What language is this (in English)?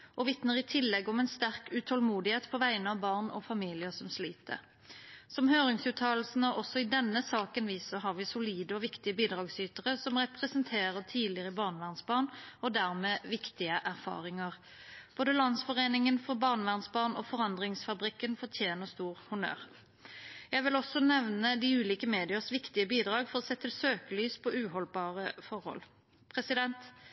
Norwegian Bokmål